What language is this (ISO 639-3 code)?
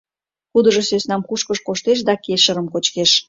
chm